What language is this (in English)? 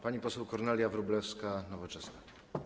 Polish